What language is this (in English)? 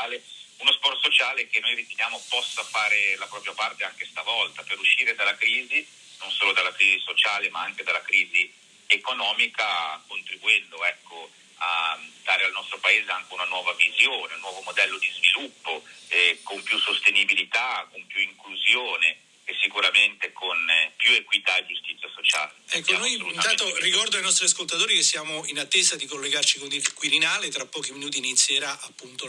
Italian